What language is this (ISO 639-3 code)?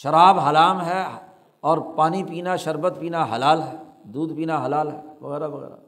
urd